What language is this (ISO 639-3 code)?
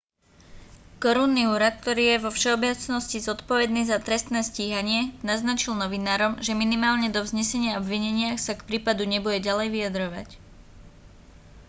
slk